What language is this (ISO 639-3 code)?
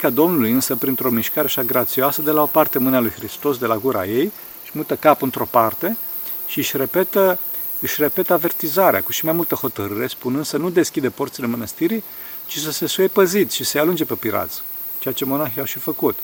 ron